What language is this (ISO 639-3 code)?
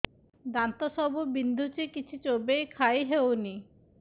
ori